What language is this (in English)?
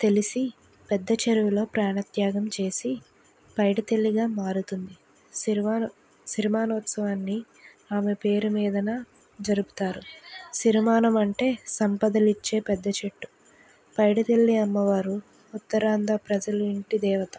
Telugu